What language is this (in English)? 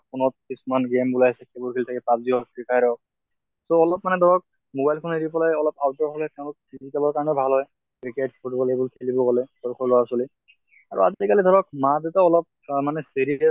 Assamese